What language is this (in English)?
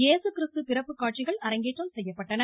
Tamil